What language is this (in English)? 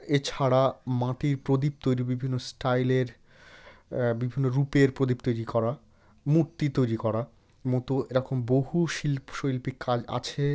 Bangla